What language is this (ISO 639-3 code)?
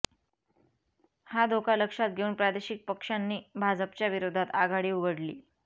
mar